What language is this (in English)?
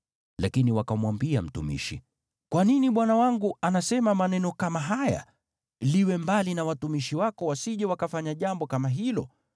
Swahili